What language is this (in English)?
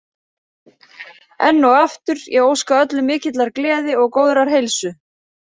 Icelandic